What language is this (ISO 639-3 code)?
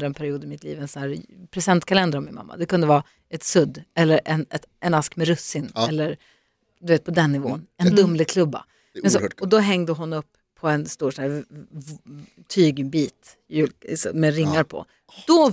swe